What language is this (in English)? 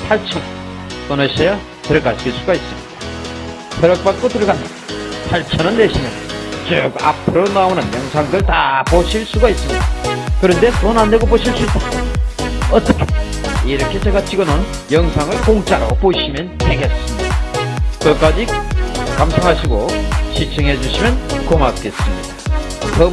Korean